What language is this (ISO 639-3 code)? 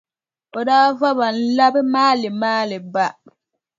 dag